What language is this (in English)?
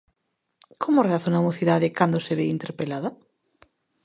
Galician